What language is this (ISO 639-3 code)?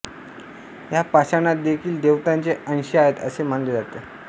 mar